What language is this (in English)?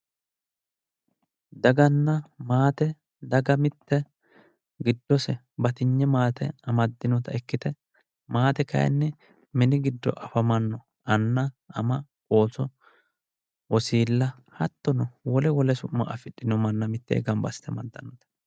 Sidamo